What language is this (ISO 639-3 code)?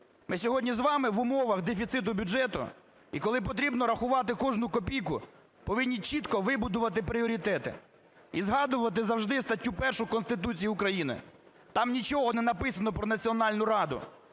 ukr